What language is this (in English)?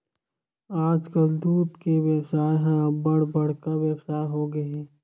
Chhattisgarhi